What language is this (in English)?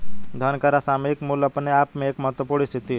Hindi